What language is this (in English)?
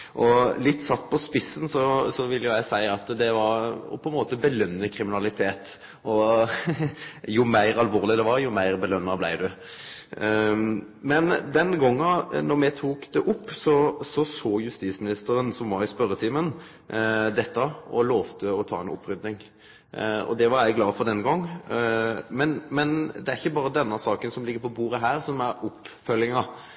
Norwegian Nynorsk